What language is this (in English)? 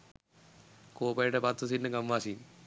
Sinhala